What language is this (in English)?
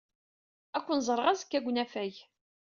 Kabyle